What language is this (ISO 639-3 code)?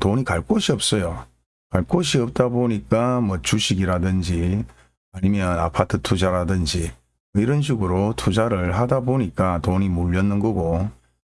kor